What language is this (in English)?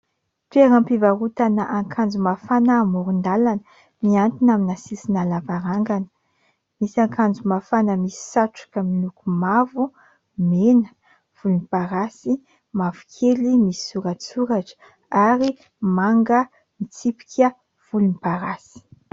Malagasy